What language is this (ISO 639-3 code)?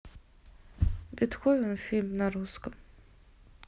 rus